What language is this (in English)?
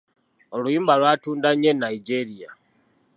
Ganda